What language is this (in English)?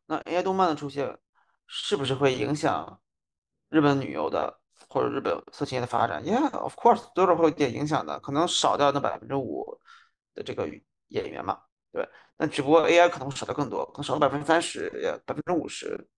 Chinese